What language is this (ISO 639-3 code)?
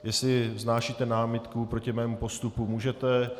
ces